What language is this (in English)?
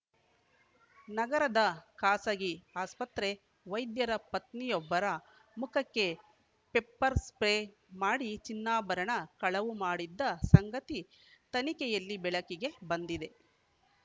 Kannada